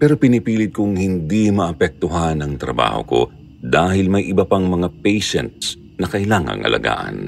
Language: Filipino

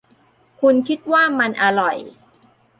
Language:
Thai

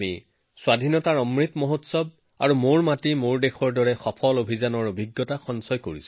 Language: Assamese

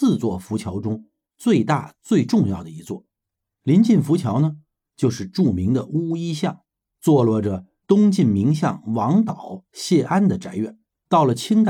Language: Chinese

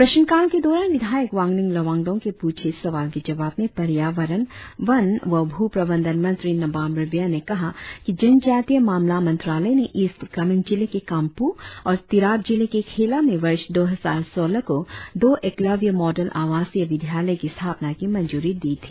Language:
Hindi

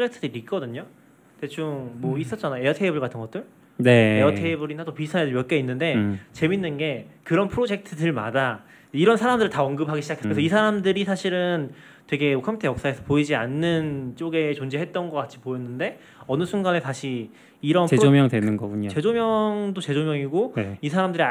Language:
Korean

